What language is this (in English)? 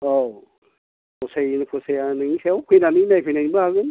Bodo